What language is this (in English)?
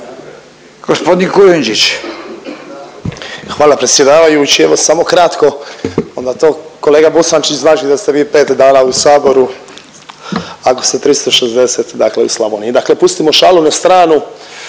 Croatian